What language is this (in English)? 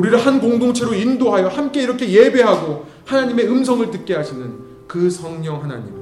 Korean